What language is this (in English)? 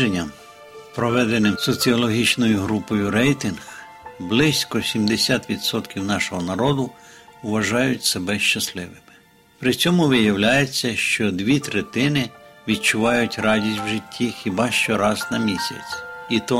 Ukrainian